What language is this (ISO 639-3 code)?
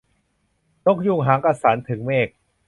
tha